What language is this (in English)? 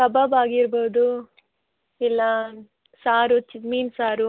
Kannada